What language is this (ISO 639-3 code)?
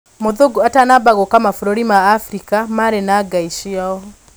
kik